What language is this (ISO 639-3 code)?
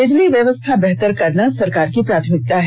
hin